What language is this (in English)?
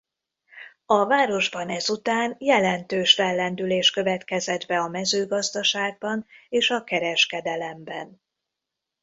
Hungarian